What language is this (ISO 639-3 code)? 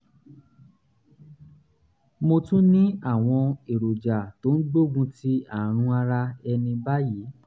yor